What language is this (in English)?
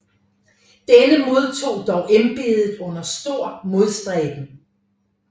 Danish